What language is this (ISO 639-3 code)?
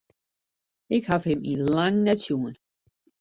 fry